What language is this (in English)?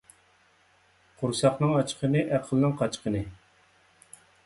Uyghur